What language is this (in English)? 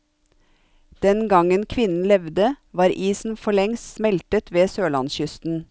Norwegian